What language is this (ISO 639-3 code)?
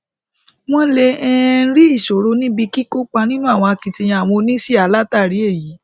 yor